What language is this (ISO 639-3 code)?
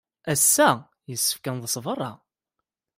kab